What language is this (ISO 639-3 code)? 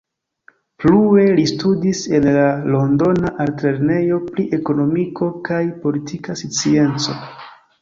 epo